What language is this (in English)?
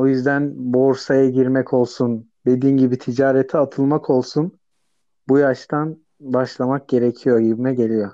Turkish